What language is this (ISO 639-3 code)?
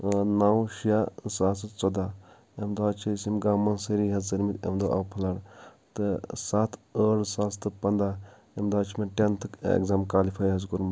kas